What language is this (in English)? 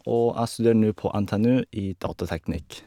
Norwegian